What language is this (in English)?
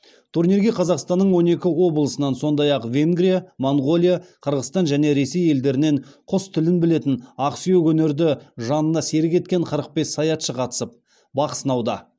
Kazakh